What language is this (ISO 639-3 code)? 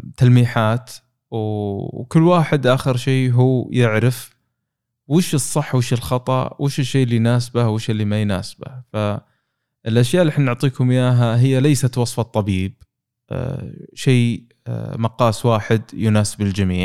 ara